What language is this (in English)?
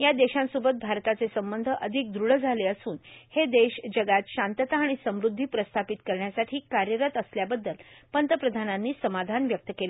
Marathi